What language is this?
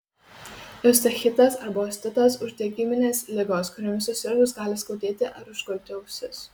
Lithuanian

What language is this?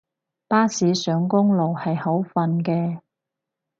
Cantonese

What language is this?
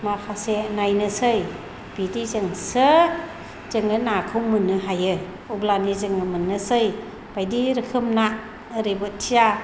Bodo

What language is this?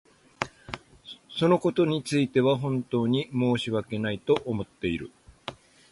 Japanese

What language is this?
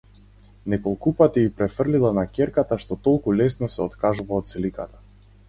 Macedonian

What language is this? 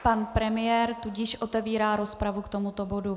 Czech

